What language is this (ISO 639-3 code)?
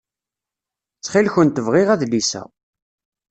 kab